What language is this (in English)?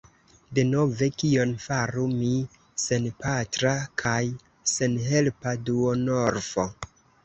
Esperanto